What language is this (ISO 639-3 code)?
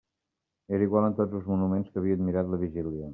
cat